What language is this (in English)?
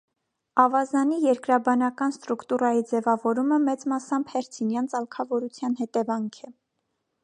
Armenian